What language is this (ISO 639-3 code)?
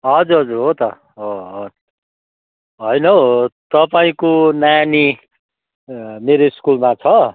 nep